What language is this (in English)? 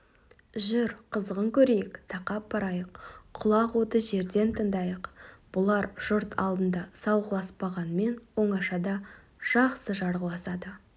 Kazakh